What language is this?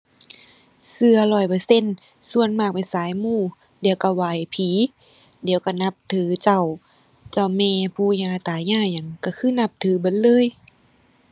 Thai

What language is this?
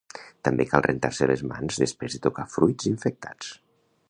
Catalan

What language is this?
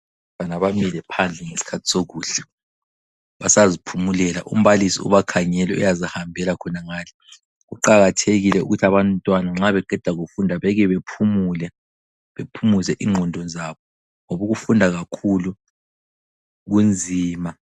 North Ndebele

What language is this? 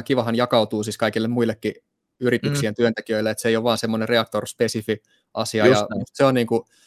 Finnish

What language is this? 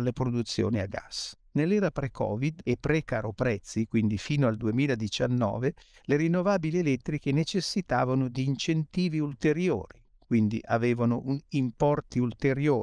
Italian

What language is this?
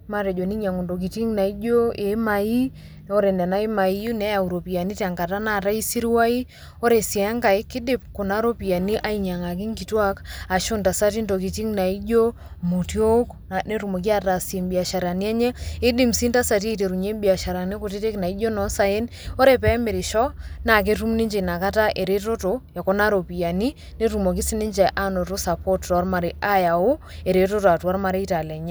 Masai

